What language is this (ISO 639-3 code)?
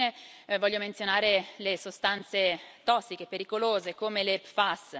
ita